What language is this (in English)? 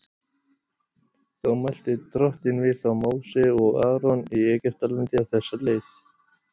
Icelandic